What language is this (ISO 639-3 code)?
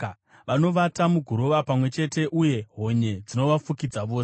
sna